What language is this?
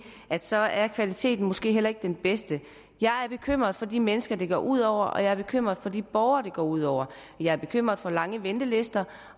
Danish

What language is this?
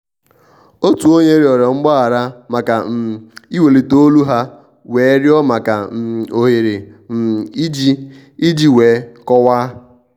Igbo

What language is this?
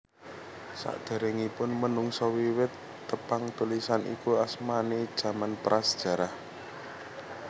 Javanese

